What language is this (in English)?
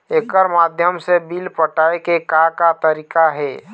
Chhattisgarhi